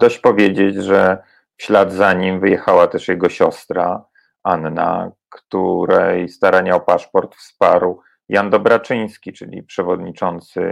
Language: Polish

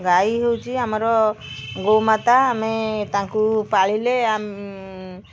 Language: Odia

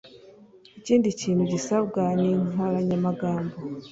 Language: Kinyarwanda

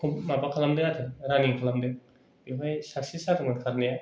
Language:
Bodo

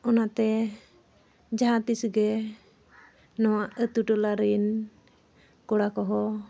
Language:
Santali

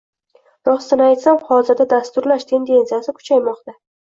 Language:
Uzbek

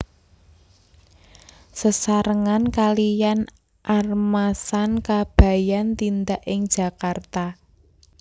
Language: Javanese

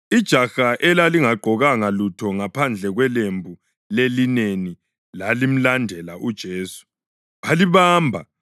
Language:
North Ndebele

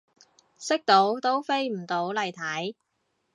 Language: Cantonese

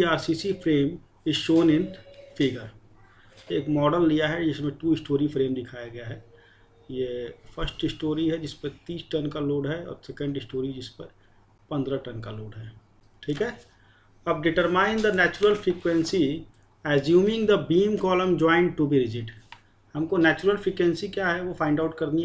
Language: Hindi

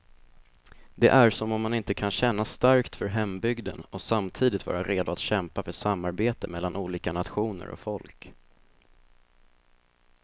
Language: Swedish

